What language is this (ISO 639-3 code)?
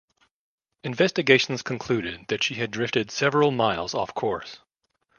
eng